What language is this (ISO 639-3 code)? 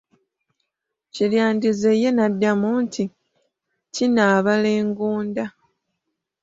lug